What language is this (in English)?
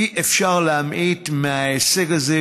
Hebrew